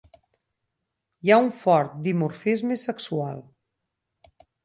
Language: Catalan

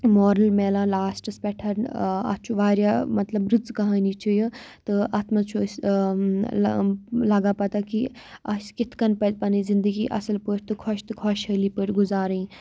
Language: Kashmiri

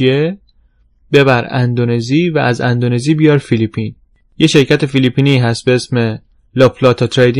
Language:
Persian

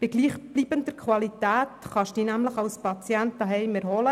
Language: Swiss German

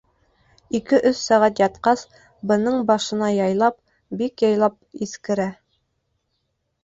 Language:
Bashkir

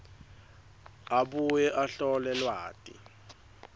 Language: Swati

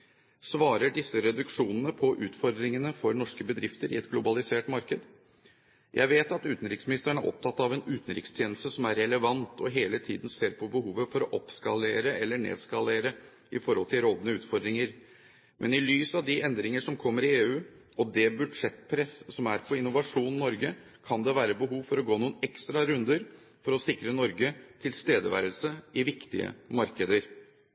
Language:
Norwegian Bokmål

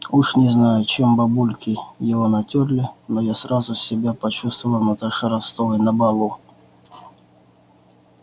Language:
Russian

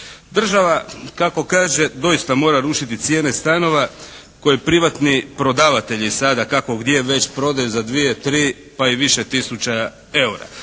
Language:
Croatian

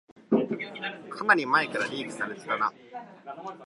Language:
Japanese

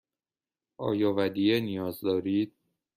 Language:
Persian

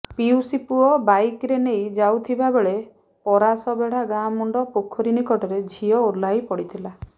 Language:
Odia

